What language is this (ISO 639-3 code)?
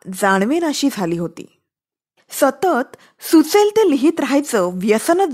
mar